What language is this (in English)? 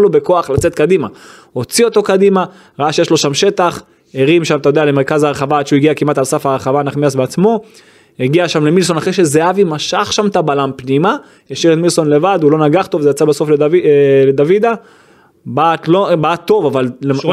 Hebrew